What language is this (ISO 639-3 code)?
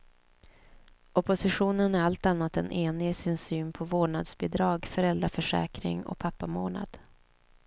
swe